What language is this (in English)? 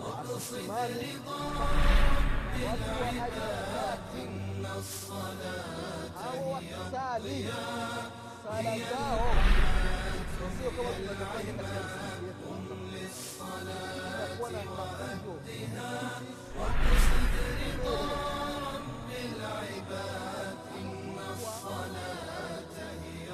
Swahili